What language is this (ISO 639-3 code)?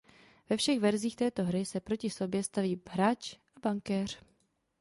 ces